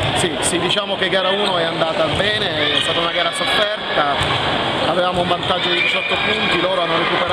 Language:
Italian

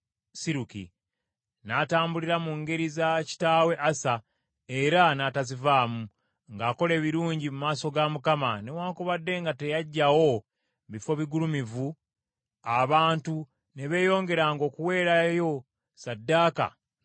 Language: Ganda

